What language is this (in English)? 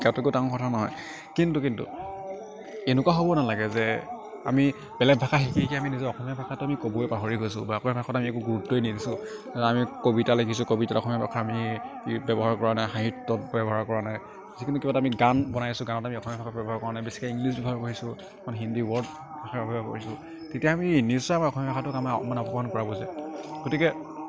Assamese